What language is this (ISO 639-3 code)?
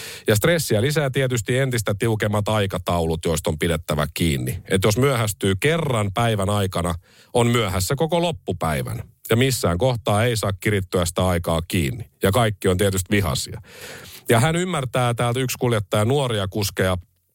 fin